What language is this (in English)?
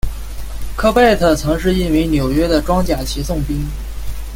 Chinese